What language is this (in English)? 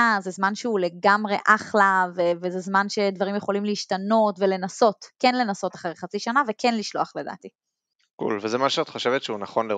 Hebrew